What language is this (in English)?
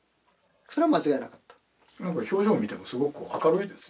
Japanese